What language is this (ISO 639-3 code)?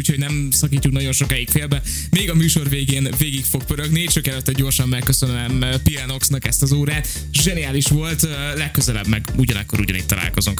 hun